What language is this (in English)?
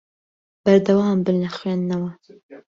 Central Kurdish